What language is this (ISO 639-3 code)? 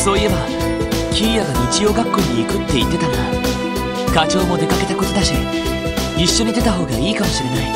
jpn